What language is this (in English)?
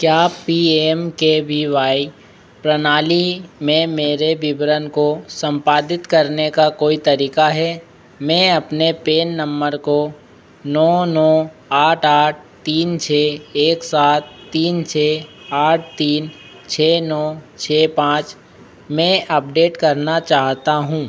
Hindi